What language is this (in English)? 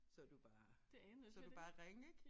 Danish